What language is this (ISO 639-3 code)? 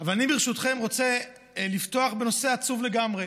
heb